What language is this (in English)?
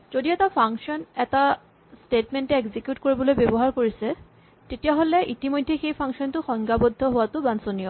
Assamese